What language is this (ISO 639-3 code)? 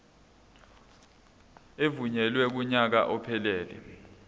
zul